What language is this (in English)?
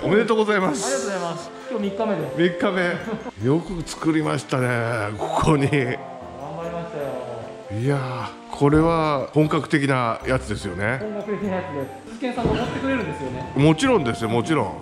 Japanese